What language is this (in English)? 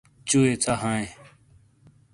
Shina